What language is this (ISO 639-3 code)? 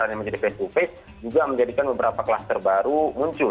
ind